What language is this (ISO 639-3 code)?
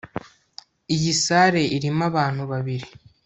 kin